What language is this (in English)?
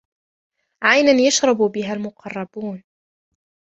Arabic